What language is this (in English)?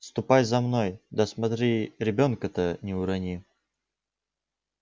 Russian